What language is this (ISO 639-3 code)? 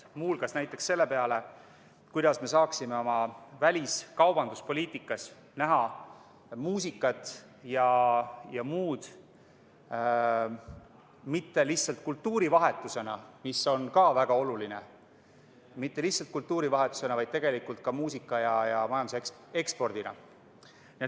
est